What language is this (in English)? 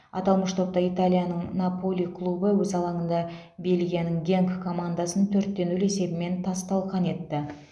Kazakh